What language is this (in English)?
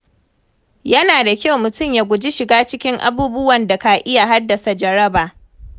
Hausa